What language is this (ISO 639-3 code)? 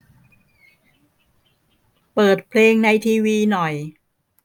tha